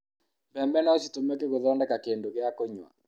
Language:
Kikuyu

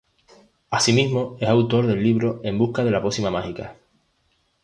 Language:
Spanish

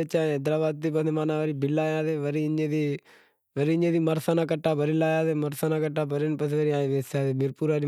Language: Wadiyara Koli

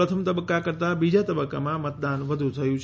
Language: Gujarati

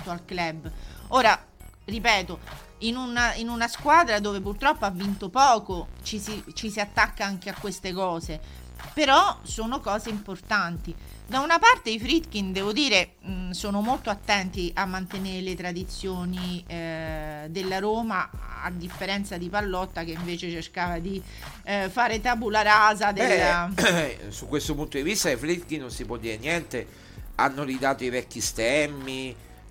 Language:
Italian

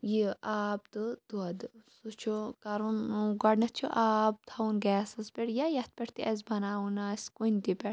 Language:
Kashmiri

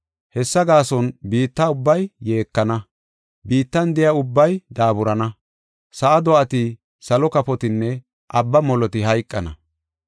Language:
Gofa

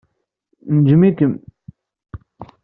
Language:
Kabyle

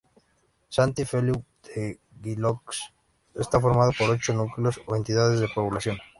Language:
Spanish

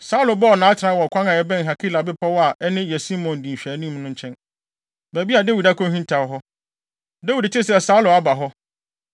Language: Akan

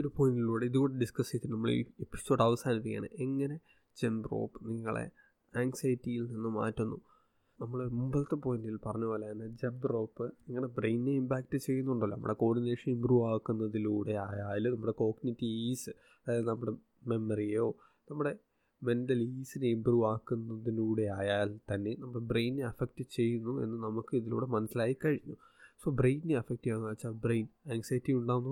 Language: Malayalam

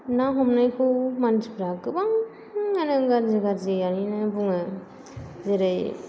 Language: Bodo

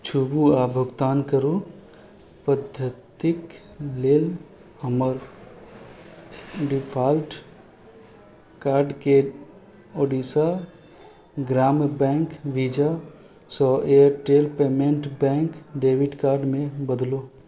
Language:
Maithili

